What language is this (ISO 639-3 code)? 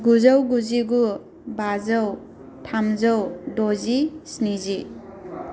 brx